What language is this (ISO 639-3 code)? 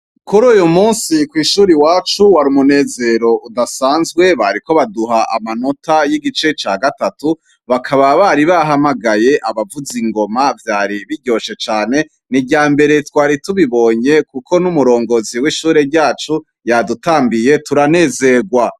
run